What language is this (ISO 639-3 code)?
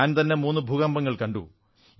mal